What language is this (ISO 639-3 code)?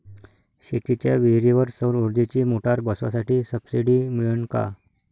mar